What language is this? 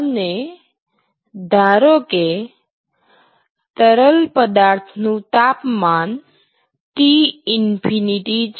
Gujarati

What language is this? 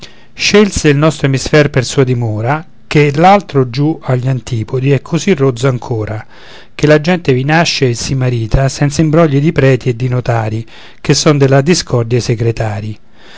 Italian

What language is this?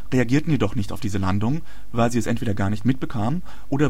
German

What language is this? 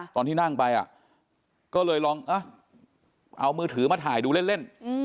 Thai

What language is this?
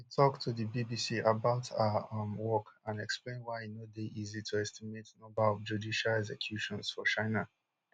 Nigerian Pidgin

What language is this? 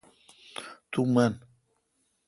Kalkoti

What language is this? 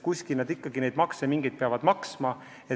Estonian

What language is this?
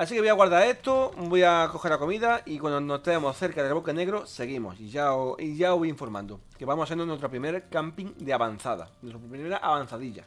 Spanish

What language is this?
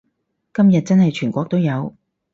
Cantonese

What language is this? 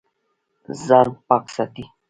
Pashto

